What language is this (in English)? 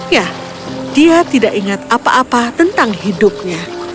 Indonesian